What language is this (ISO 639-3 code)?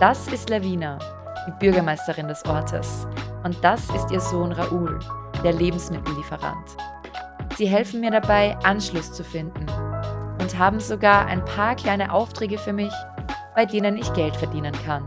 deu